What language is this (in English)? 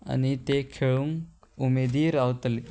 Konkani